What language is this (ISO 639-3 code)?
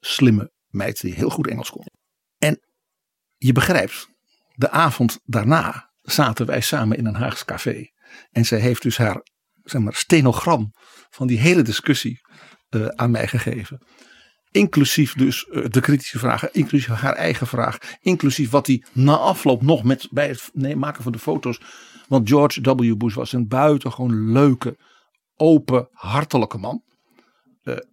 nld